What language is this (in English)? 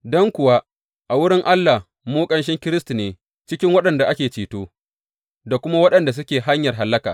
Hausa